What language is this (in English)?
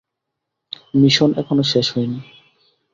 Bangla